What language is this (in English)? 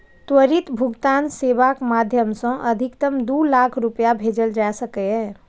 Maithili